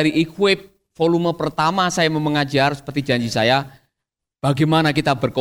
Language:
Indonesian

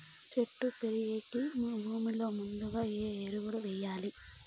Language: Telugu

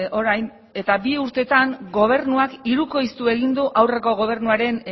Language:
Basque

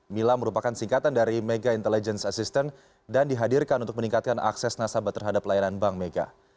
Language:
Indonesian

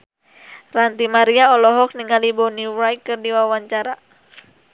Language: Sundanese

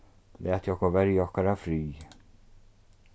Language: Faroese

